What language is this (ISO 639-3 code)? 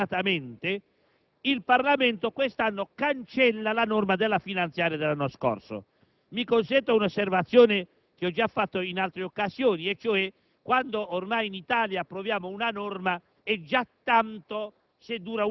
ita